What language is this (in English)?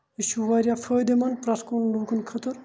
Kashmiri